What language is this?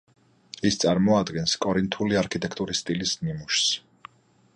Georgian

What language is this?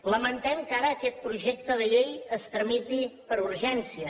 Catalan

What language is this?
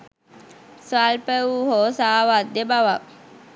Sinhala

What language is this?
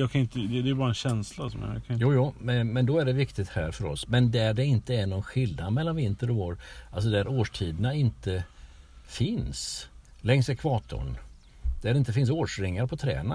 Swedish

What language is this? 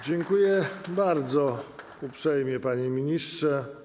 Polish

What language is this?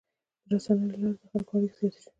Pashto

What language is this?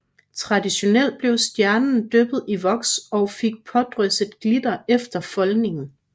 Danish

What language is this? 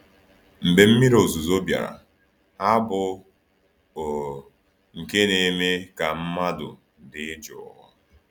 Igbo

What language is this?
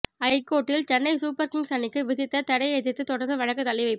Tamil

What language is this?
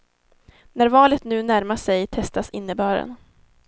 Swedish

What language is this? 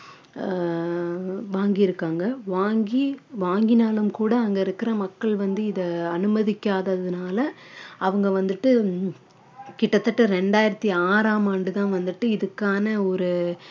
Tamil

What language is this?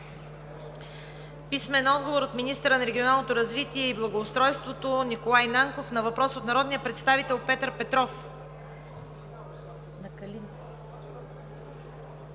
Bulgarian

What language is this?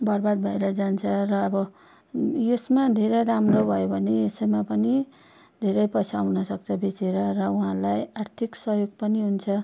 Nepali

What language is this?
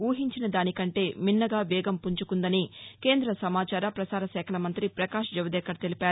Telugu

